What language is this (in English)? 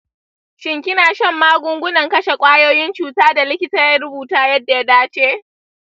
Hausa